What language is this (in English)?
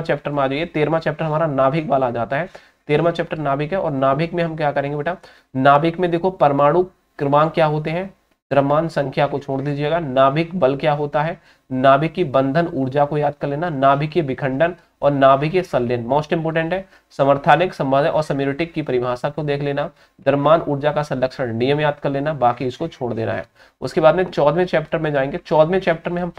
Hindi